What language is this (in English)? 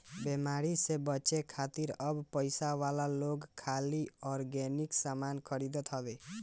Bhojpuri